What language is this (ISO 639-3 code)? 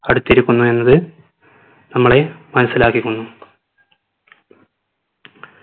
mal